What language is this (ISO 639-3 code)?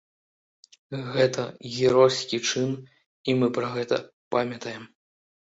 bel